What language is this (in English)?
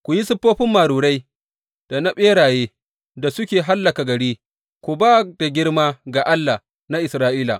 Hausa